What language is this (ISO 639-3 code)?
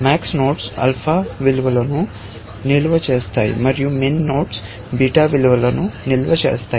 tel